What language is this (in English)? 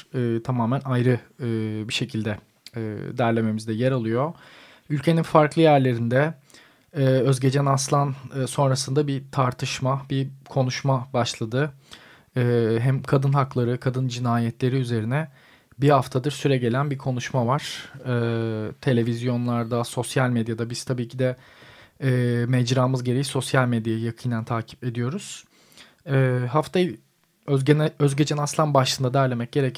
Turkish